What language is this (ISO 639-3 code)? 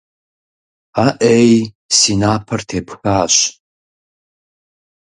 kbd